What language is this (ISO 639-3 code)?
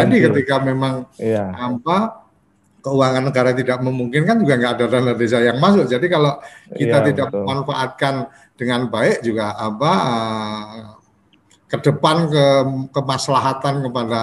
ind